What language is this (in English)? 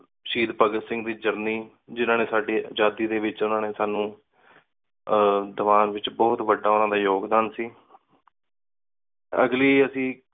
Punjabi